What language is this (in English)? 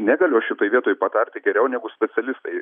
Lithuanian